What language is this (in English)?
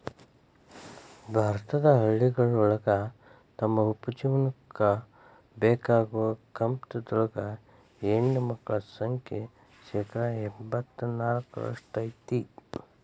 Kannada